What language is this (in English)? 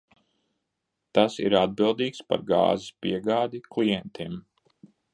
Latvian